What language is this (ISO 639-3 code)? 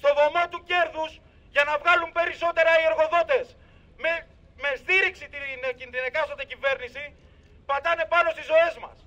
ell